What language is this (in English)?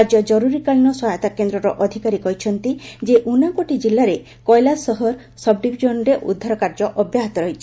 Odia